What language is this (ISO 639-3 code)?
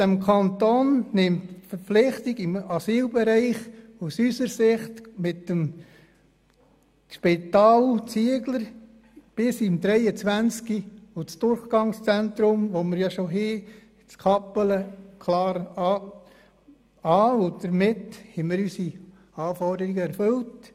gsw